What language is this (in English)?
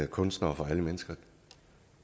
Danish